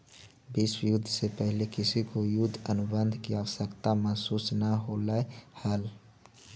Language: Magahi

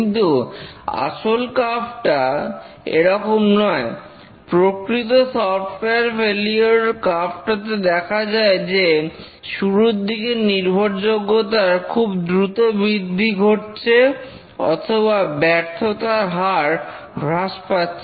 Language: Bangla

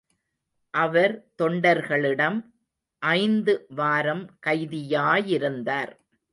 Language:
Tamil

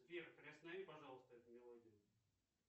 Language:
Russian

